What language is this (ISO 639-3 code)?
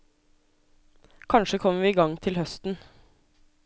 nor